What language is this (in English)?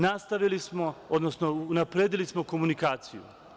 Serbian